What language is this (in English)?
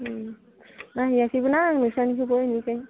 Bodo